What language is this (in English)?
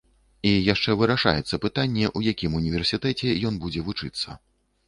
Belarusian